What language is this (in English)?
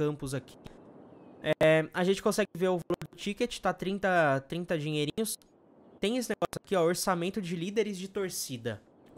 Portuguese